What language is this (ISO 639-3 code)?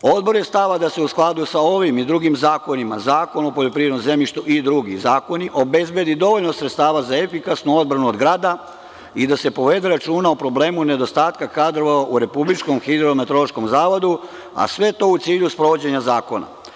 srp